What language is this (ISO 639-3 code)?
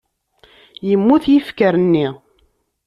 kab